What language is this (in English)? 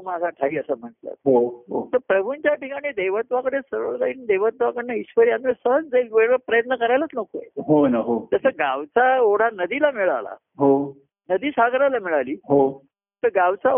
Marathi